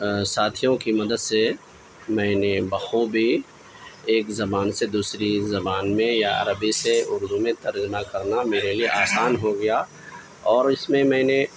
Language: Urdu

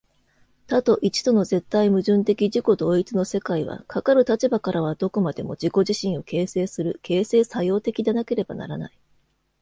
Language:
Japanese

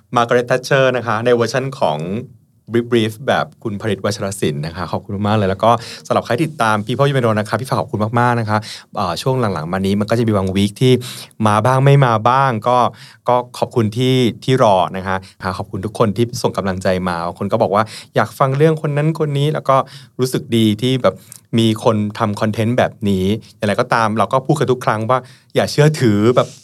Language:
Thai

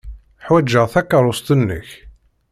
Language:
Kabyle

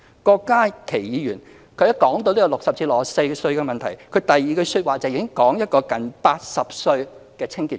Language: Cantonese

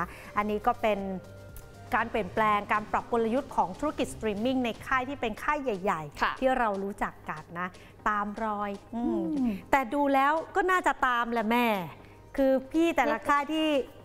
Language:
Thai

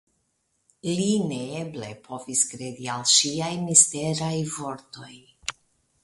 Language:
Esperanto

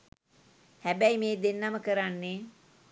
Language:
Sinhala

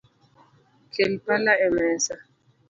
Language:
Luo (Kenya and Tanzania)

